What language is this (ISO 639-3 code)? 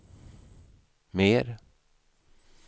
swe